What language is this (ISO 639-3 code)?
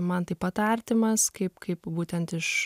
lit